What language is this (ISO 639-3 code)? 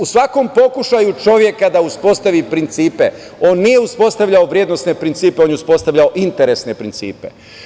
srp